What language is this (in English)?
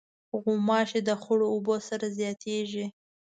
Pashto